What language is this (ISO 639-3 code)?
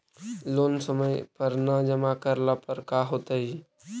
mag